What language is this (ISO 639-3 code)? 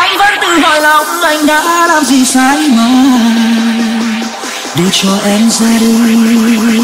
vie